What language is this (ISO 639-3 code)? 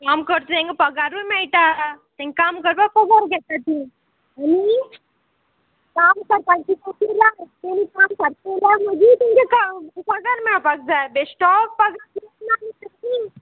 kok